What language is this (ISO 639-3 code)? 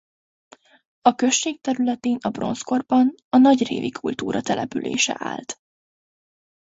hun